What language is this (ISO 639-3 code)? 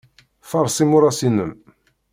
kab